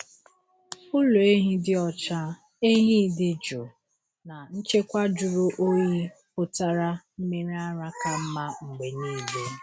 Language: Igbo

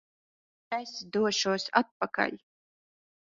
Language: Latvian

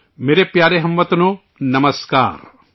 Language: Urdu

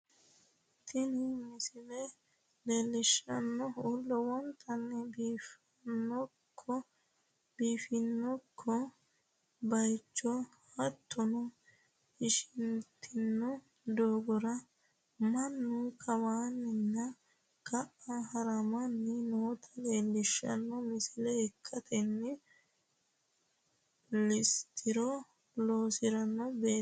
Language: Sidamo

